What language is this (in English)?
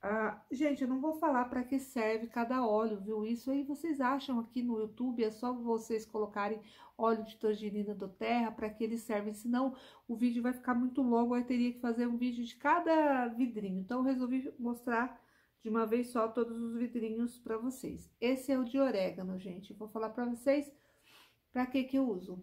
Portuguese